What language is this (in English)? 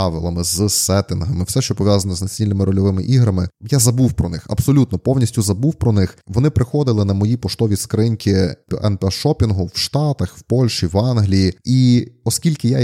Ukrainian